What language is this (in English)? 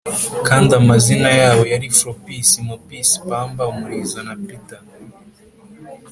Kinyarwanda